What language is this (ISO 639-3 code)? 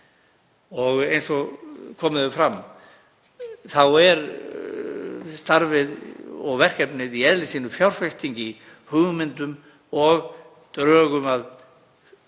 isl